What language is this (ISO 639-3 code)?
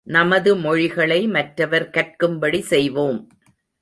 tam